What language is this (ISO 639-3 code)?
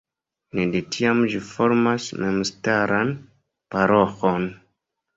epo